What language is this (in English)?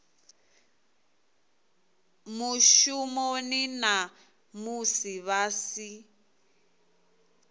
Venda